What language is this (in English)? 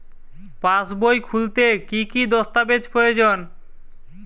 Bangla